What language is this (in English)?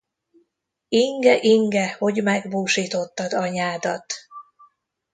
Hungarian